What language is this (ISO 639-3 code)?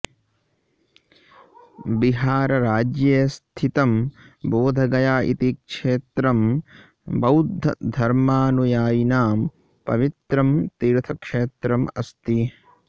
san